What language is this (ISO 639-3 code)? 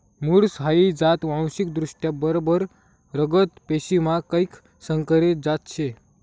mar